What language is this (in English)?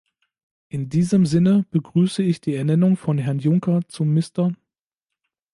German